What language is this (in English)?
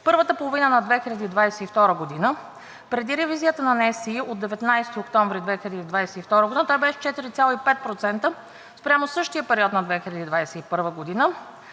Bulgarian